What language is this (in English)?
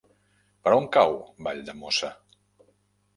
Catalan